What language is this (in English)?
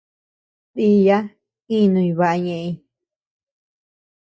Tepeuxila Cuicatec